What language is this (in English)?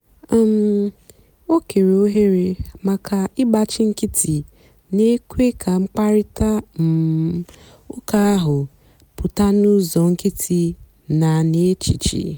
Igbo